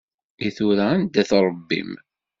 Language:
Kabyle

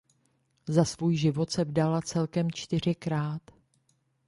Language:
Czech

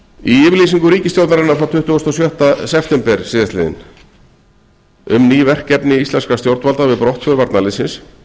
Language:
Icelandic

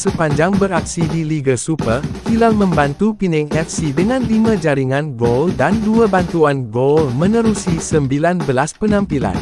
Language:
Malay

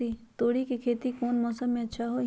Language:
Magahi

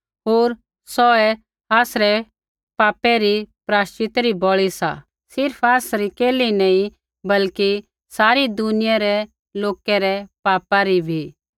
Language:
Kullu Pahari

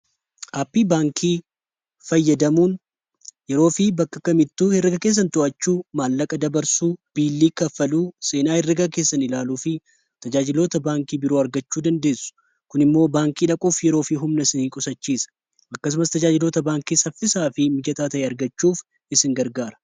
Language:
Oromo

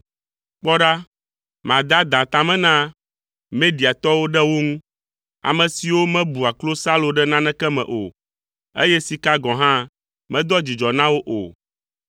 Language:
Ewe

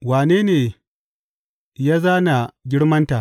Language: Hausa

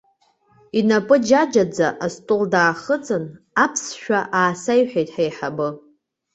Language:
Abkhazian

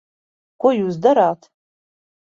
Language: Latvian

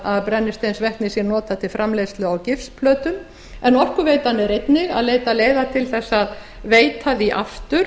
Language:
Icelandic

